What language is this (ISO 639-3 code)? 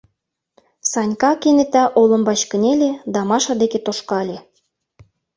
chm